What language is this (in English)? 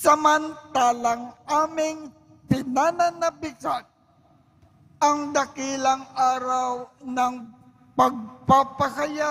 Filipino